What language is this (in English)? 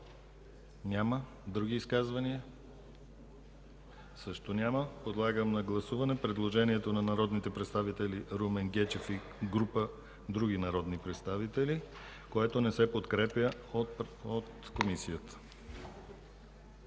Bulgarian